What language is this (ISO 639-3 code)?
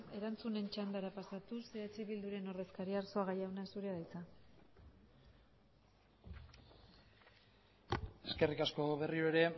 eus